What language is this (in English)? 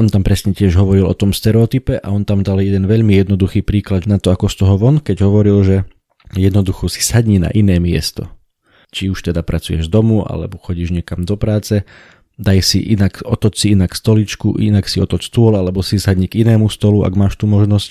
Slovak